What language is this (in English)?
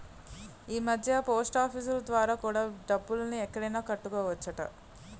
Telugu